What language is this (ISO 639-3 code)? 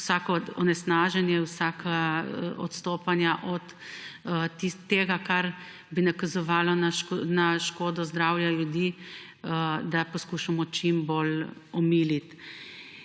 slv